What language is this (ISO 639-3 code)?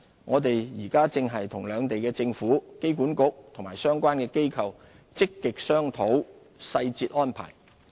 yue